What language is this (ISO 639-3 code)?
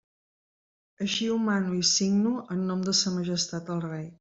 cat